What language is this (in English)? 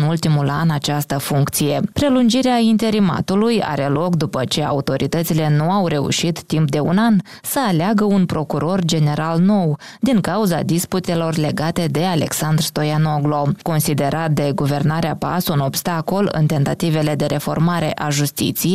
Romanian